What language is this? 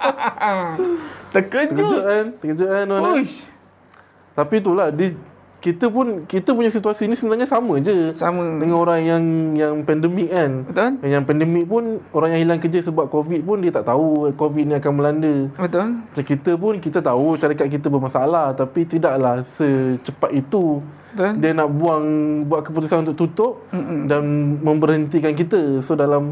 Malay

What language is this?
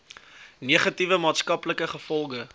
Afrikaans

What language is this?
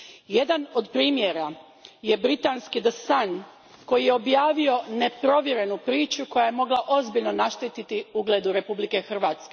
Croatian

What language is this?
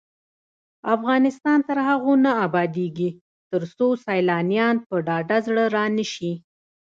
Pashto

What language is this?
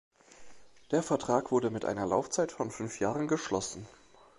German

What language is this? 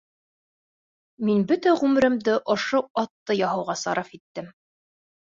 Bashkir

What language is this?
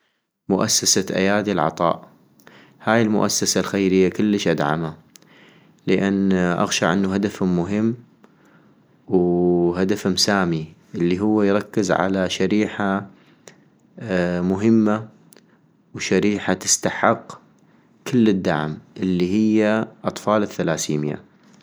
North Mesopotamian Arabic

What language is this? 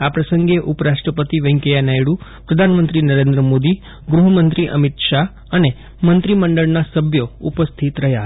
Gujarati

